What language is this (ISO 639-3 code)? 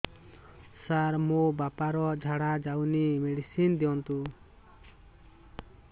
ori